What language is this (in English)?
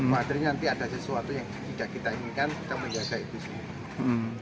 Indonesian